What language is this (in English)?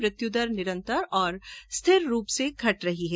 Hindi